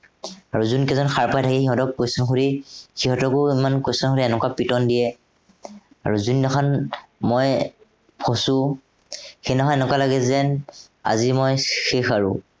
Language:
Assamese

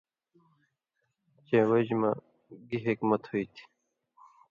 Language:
Indus Kohistani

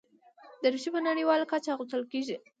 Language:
Pashto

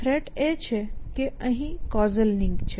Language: Gujarati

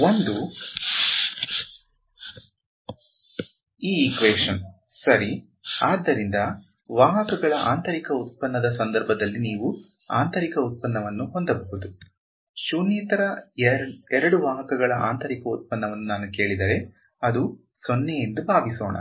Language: Kannada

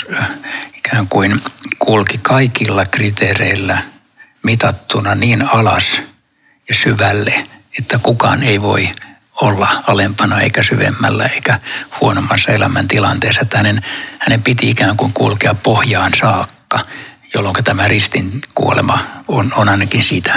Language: Finnish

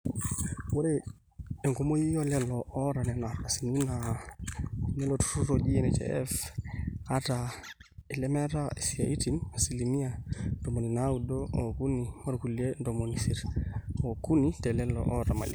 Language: Masai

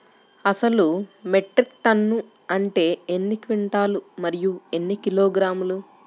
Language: Telugu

